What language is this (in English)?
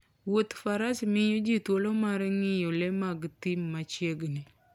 Luo (Kenya and Tanzania)